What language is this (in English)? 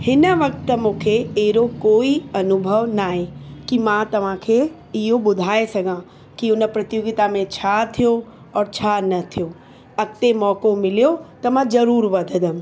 Sindhi